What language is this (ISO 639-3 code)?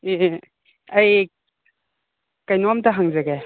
mni